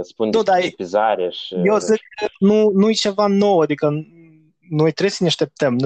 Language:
Romanian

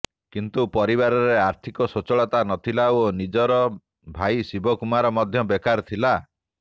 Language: Odia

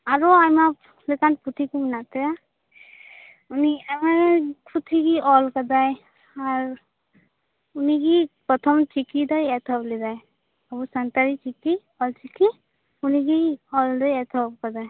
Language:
Santali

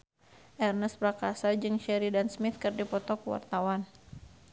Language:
Sundanese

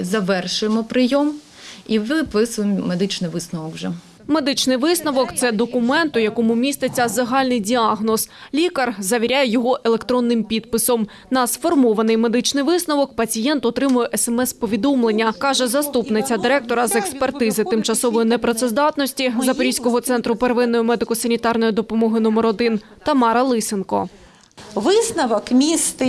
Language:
Ukrainian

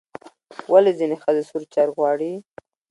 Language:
Pashto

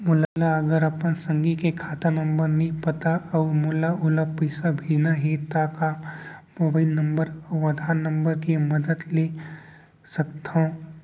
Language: Chhattisgarhi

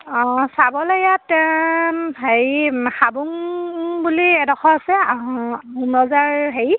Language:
Assamese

